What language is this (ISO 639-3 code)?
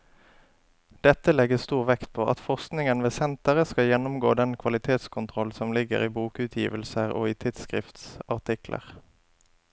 nor